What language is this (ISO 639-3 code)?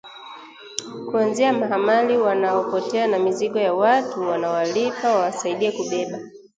swa